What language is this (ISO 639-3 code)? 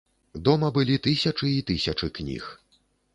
bel